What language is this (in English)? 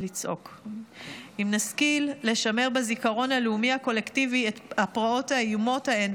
Hebrew